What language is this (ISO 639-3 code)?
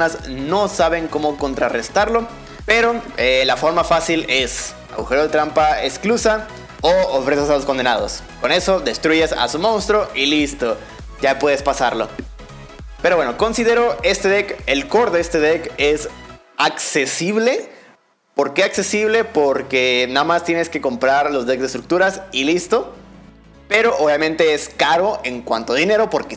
spa